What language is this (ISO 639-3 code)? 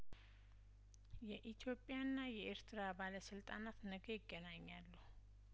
amh